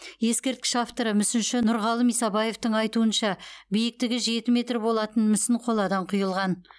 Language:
Kazakh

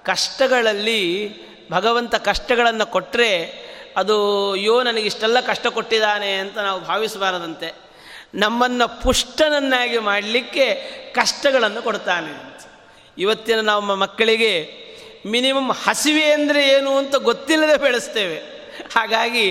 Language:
Kannada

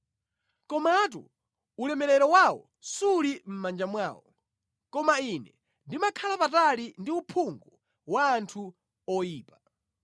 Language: Nyanja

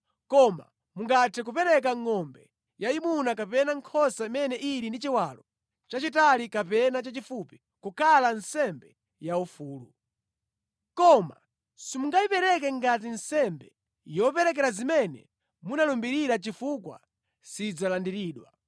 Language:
Nyanja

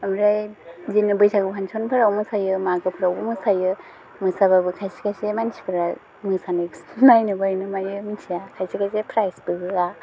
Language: Bodo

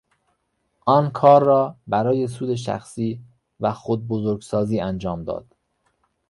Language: Persian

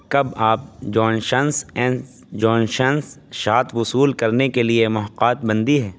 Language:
Urdu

